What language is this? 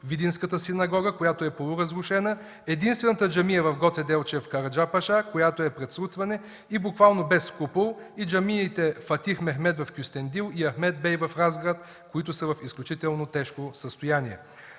Bulgarian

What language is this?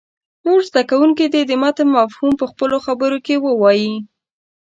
Pashto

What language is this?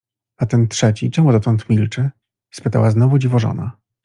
Polish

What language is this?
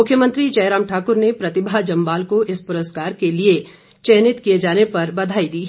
Hindi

